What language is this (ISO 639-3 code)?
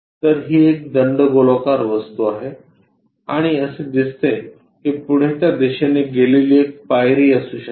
mar